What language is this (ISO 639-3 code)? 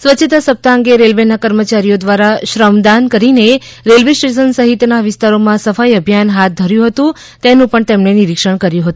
guj